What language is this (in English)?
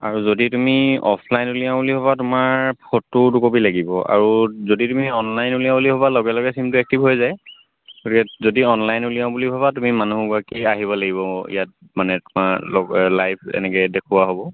Assamese